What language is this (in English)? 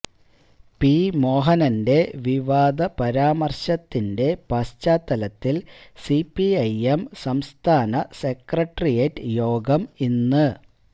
Malayalam